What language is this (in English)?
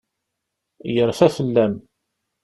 Kabyle